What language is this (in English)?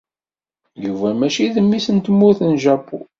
Kabyle